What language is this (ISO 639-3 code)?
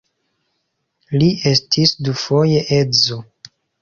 epo